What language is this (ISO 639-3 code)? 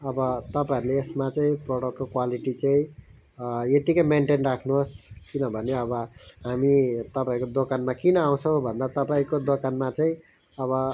nep